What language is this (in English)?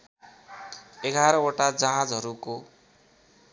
Nepali